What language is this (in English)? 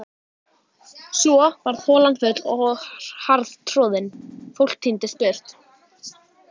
Icelandic